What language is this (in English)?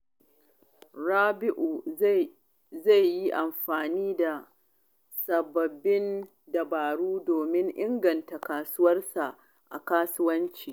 Hausa